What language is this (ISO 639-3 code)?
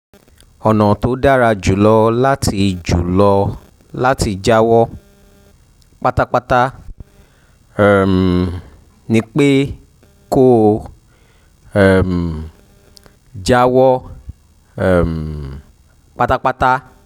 yor